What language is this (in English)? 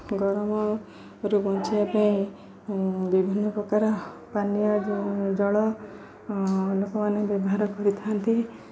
Odia